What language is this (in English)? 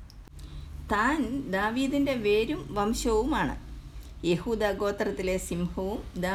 Malayalam